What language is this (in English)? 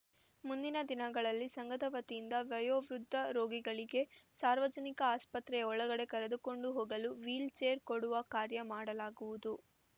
Kannada